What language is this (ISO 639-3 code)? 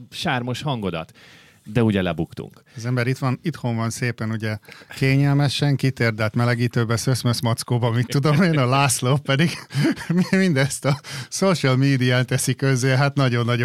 hun